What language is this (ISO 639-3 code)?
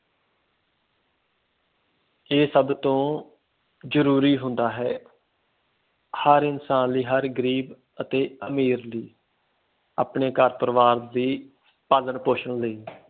pan